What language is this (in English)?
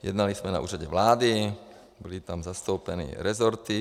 Czech